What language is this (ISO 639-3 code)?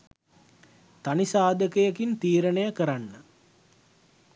sin